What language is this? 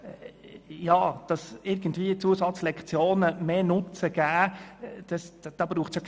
Swiss German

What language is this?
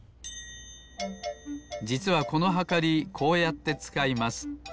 Japanese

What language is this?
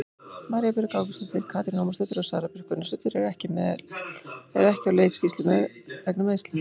Icelandic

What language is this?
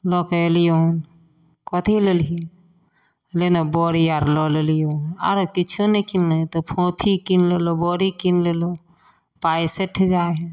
Maithili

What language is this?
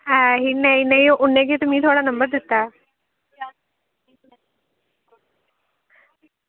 Dogri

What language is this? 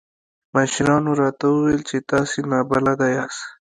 Pashto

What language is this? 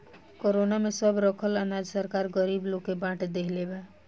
Bhojpuri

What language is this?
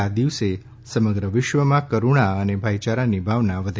Gujarati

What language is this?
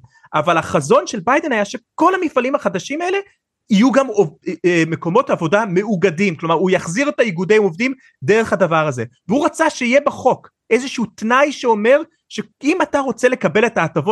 Hebrew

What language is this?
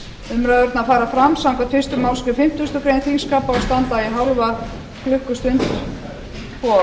Icelandic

